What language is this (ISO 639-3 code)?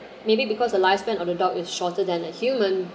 eng